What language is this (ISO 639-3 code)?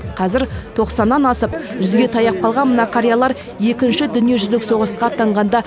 kaz